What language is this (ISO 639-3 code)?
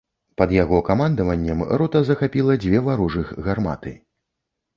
bel